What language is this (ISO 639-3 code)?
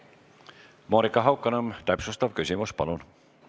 est